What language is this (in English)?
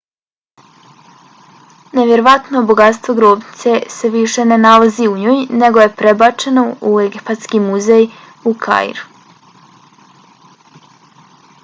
Bosnian